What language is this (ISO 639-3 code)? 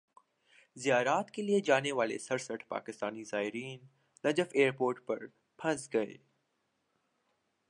urd